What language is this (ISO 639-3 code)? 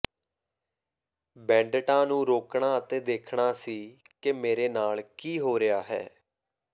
pan